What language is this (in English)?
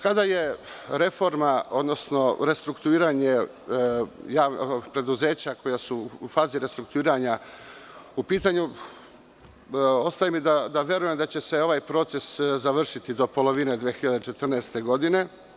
Serbian